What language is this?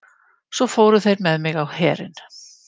Icelandic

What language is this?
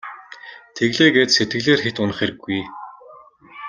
Mongolian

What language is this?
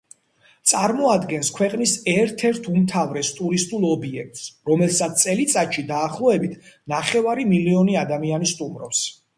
Georgian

